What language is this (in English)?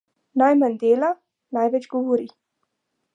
Slovenian